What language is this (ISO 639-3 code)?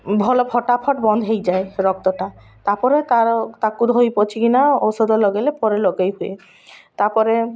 ori